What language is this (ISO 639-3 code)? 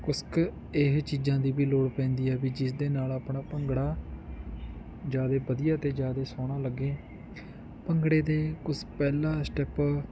pan